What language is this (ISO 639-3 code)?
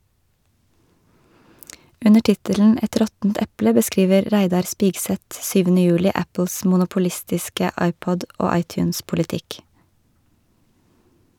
nor